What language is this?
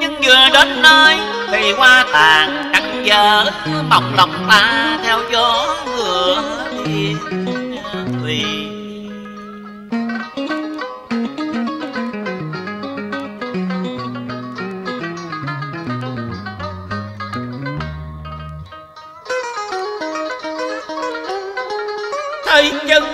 Vietnamese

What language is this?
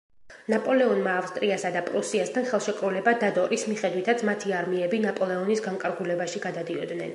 Georgian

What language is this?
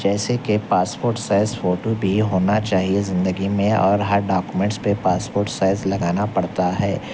Urdu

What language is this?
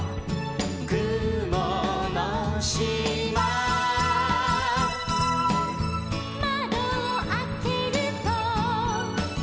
Japanese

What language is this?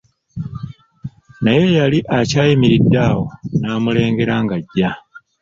Ganda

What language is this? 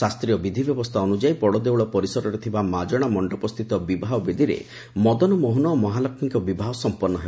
Odia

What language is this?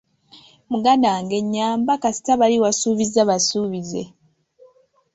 Ganda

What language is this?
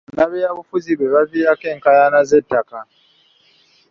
Ganda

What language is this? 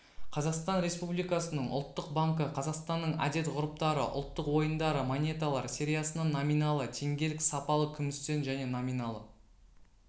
Kazakh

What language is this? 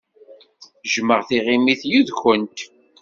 Kabyle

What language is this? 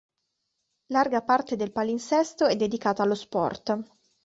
Italian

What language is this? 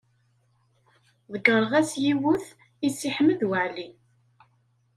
Kabyle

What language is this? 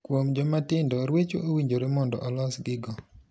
Luo (Kenya and Tanzania)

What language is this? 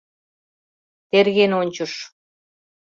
Mari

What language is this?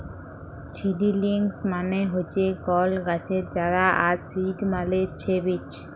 Bangla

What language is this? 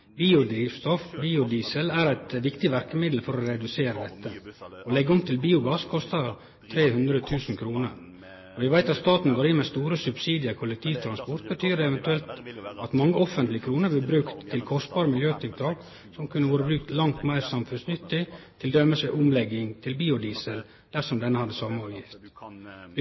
Norwegian Nynorsk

